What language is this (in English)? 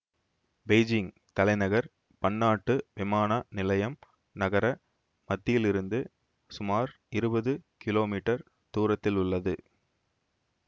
Tamil